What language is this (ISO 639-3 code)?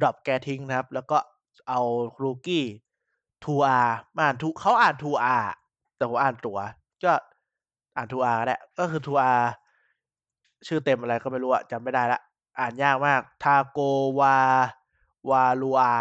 tha